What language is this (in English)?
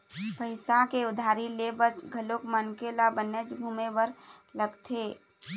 Chhattisgarhi